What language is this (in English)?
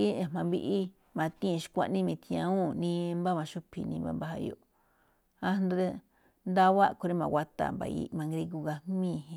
Malinaltepec Me'phaa